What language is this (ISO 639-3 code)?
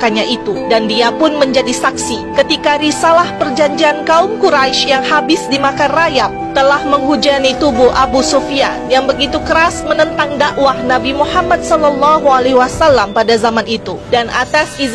ind